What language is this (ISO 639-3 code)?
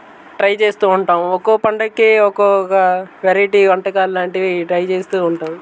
tel